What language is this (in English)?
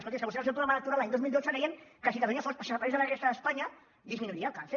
Catalan